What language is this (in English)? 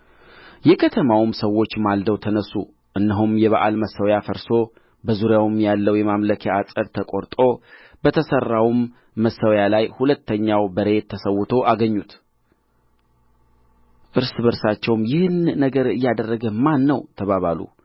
Amharic